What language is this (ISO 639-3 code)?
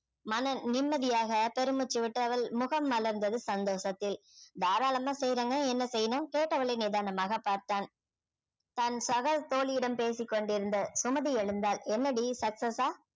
tam